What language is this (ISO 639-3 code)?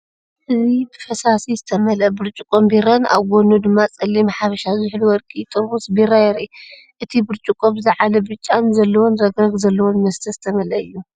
tir